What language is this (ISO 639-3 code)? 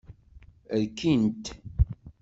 kab